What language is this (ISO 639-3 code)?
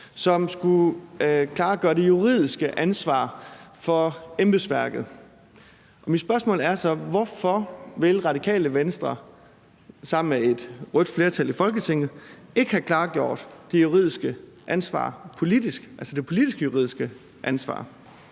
dan